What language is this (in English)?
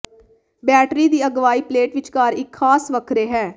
Punjabi